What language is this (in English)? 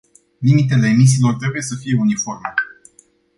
Romanian